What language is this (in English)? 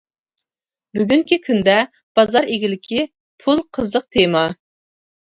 Uyghur